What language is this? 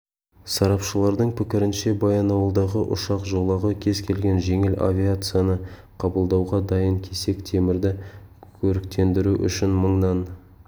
Kazakh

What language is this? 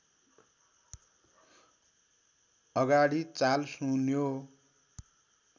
Nepali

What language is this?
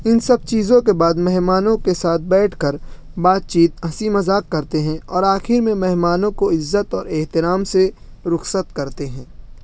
Urdu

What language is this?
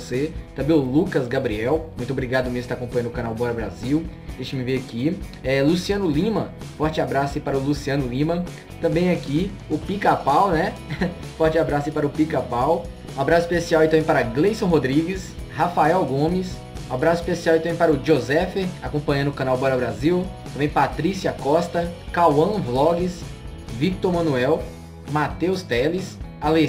Portuguese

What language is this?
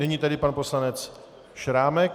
Czech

